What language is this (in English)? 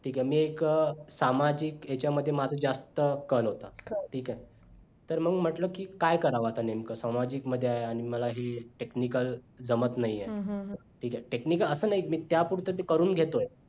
Marathi